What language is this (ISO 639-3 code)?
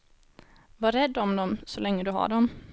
swe